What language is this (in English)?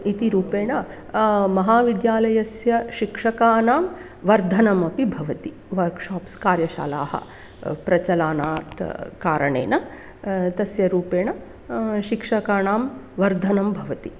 Sanskrit